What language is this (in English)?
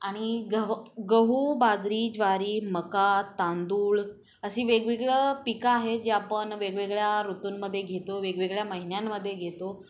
Marathi